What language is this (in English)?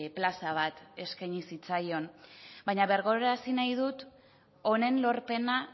Basque